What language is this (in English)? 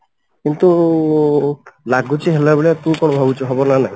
Odia